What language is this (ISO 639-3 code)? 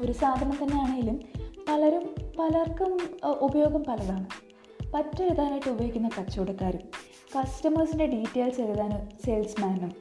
mal